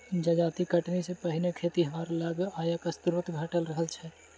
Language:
Maithili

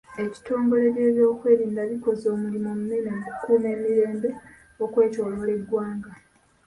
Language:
Ganda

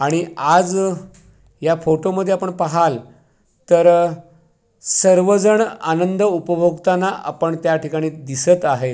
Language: Marathi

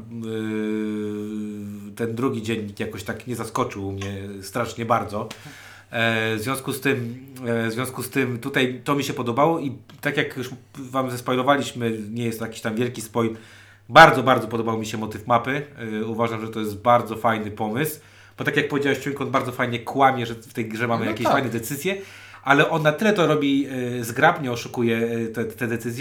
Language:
Polish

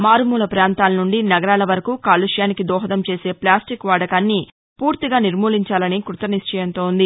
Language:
Telugu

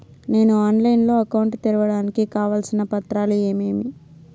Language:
Telugu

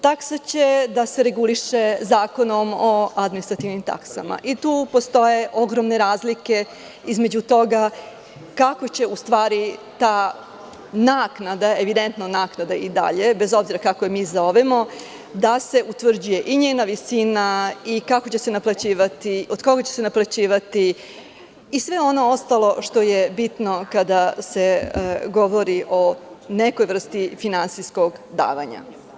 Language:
Serbian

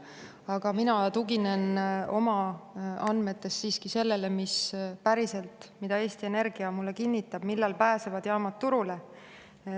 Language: Estonian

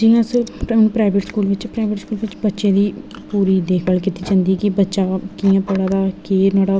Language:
Dogri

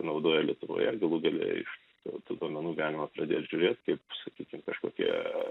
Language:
Lithuanian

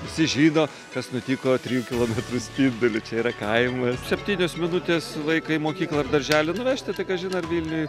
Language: Lithuanian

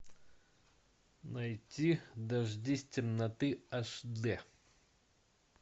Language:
Russian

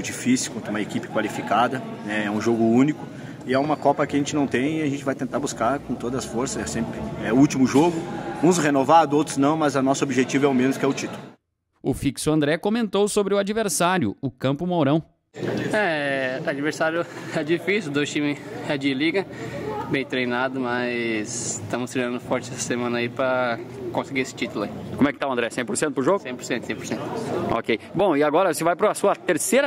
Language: Portuguese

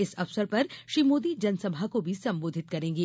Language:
Hindi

